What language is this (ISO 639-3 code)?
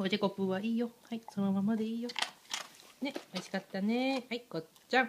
jpn